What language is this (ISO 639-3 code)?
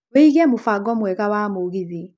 kik